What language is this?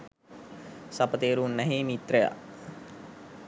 Sinhala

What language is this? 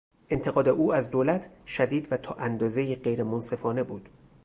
Persian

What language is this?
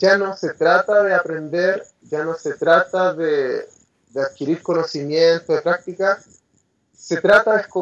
Spanish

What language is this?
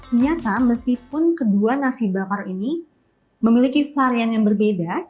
Indonesian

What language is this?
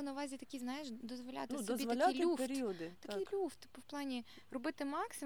Ukrainian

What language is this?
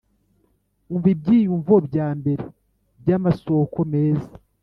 Kinyarwanda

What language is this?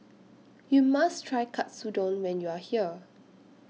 English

